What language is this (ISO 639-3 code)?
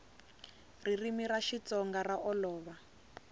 tso